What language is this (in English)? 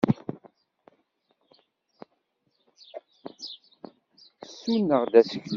Kabyle